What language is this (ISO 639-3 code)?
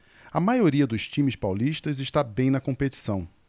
por